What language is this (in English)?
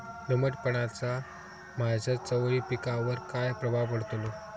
Marathi